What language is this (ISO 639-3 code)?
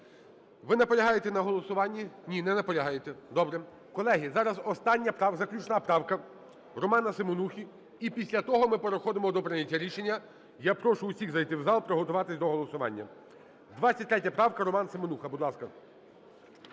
ukr